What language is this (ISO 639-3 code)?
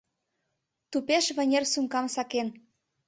chm